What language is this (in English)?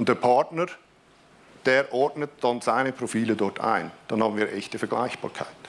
German